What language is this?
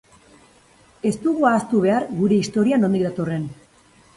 Basque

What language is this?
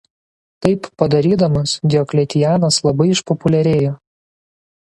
Lithuanian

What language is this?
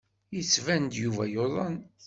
Kabyle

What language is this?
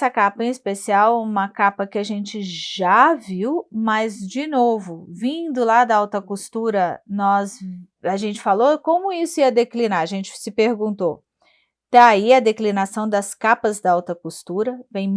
Portuguese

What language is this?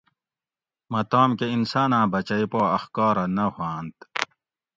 Gawri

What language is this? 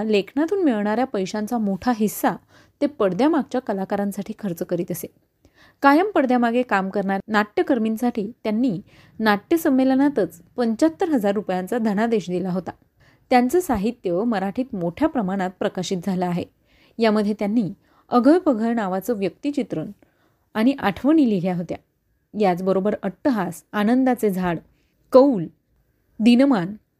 Marathi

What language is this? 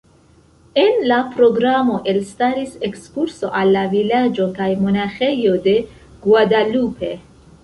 Esperanto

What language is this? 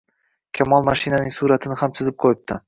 Uzbek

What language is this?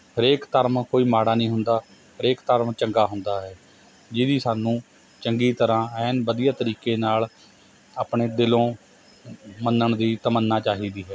Punjabi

